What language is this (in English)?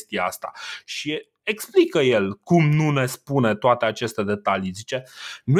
Romanian